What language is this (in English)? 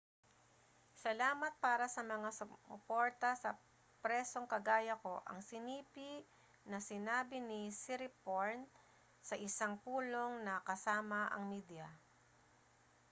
Filipino